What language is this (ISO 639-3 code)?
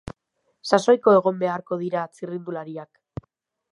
eus